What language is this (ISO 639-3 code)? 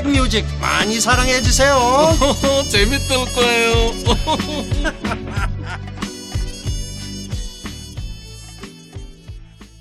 kor